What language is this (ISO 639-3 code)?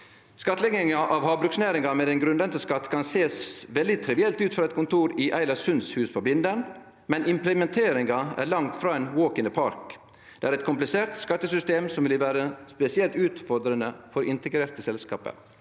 nor